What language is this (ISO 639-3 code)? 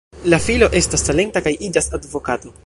epo